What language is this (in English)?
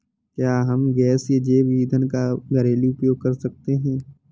Hindi